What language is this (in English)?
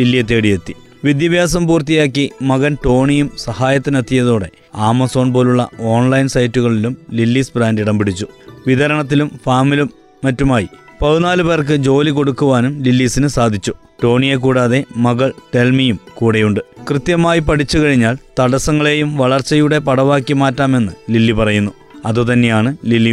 Malayalam